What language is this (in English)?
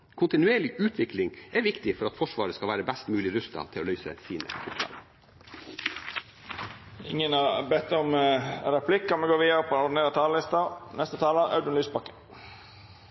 Norwegian